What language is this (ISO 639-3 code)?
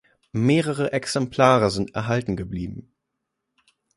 deu